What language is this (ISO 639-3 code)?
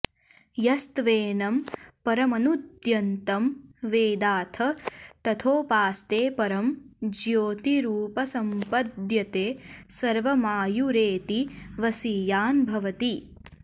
san